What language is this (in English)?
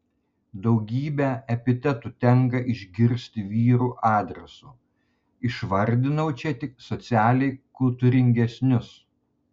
Lithuanian